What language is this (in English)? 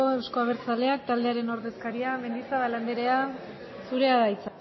Basque